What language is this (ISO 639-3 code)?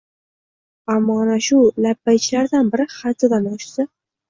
uzb